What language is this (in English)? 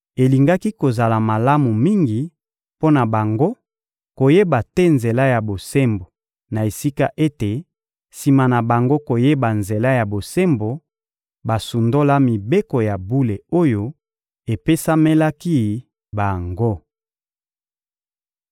Lingala